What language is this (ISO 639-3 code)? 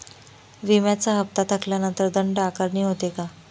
mar